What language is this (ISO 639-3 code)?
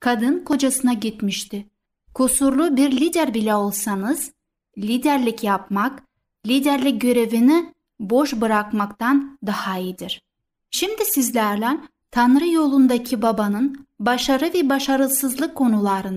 tur